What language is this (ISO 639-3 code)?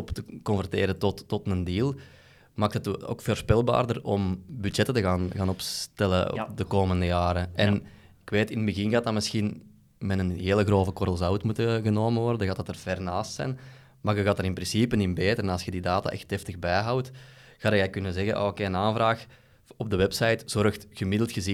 nld